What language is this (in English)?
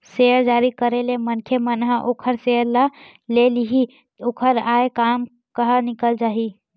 Chhattisgarhi